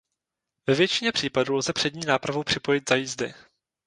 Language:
Czech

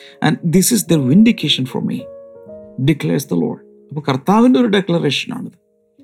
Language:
Malayalam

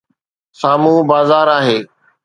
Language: Sindhi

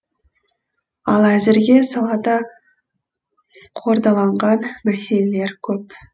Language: Kazakh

